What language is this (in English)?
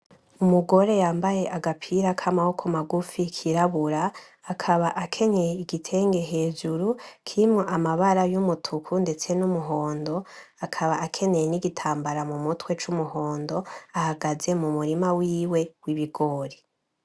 Rundi